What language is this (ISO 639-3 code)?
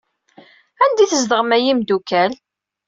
kab